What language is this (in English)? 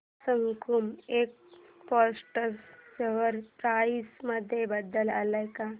Marathi